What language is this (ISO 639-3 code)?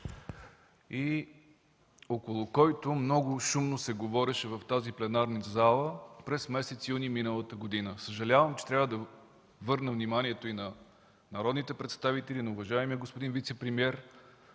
bul